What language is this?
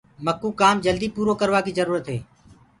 Gurgula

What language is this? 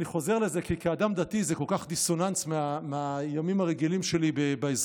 Hebrew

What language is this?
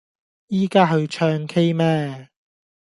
Cantonese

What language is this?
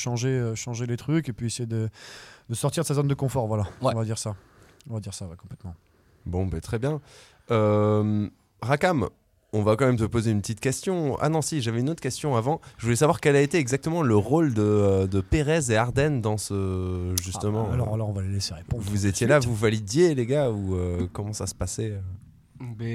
French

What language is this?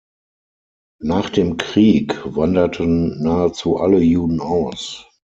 German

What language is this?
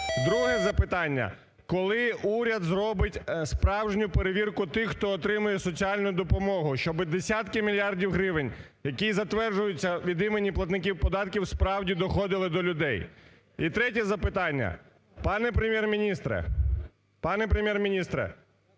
Ukrainian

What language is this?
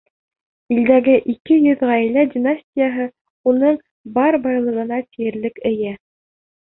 Bashkir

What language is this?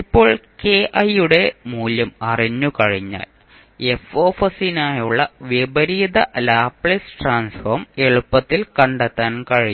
Malayalam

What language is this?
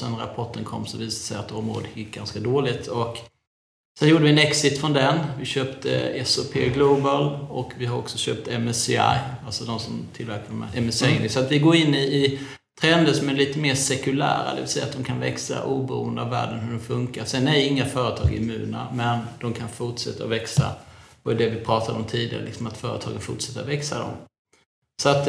Swedish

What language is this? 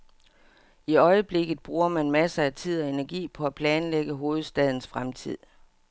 Danish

